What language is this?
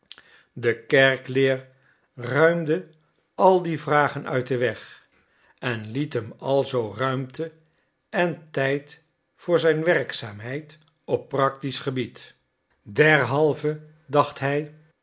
Dutch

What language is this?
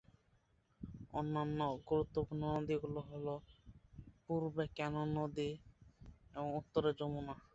Bangla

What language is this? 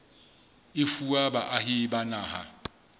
Southern Sotho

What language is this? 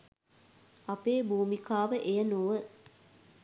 Sinhala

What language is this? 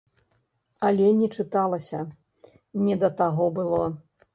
Belarusian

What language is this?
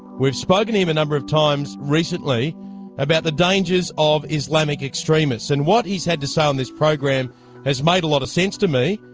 English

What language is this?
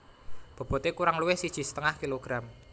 Javanese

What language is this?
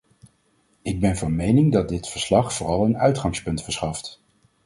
Dutch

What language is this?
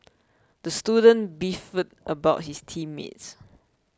English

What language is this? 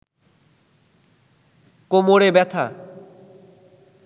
Bangla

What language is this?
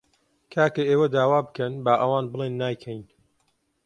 Central Kurdish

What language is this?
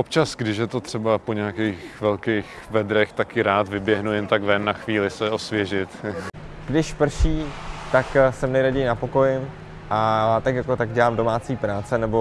Czech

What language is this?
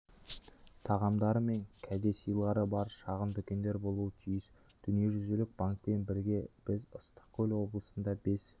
Kazakh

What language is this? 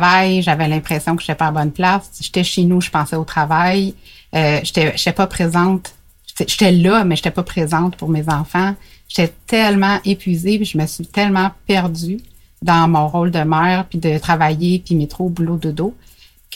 French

